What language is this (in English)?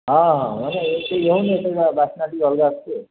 Odia